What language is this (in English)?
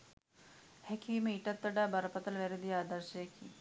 Sinhala